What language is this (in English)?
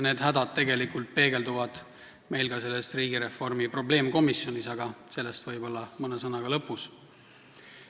Estonian